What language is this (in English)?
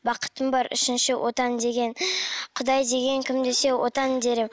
Kazakh